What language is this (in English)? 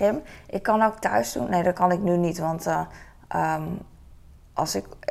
Dutch